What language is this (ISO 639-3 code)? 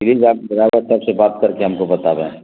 urd